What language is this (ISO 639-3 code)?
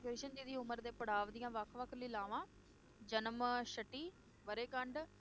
pan